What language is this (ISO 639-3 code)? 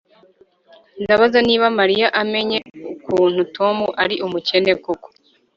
kin